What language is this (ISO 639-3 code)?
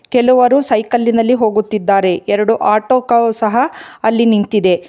kan